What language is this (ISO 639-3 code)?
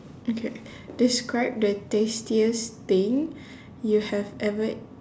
eng